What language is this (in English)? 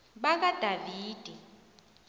South Ndebele